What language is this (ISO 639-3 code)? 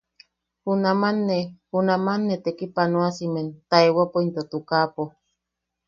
yaq